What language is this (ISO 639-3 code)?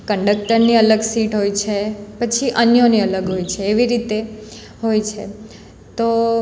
guj